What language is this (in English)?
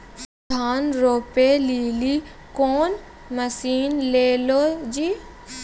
Maithili